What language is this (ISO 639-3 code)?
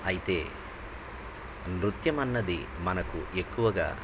tel